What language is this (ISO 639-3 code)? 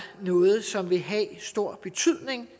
dan